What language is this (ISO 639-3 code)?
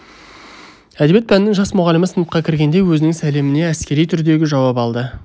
kaz